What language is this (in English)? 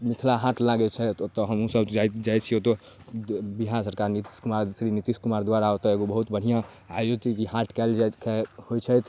Maithili